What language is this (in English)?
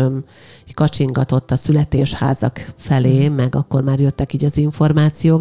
Hungarian